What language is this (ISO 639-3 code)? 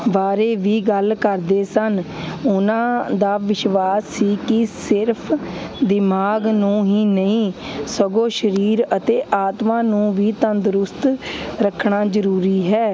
pan